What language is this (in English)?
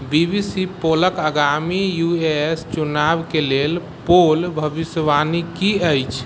Maithili